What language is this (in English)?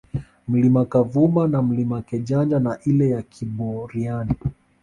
Swahili